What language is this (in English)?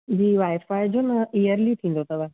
Sindhi